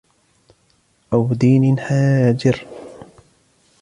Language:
Arabic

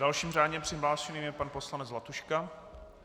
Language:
Czech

